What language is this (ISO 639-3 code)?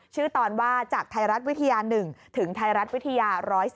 tha